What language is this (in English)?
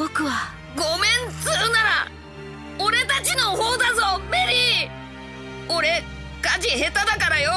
Japanese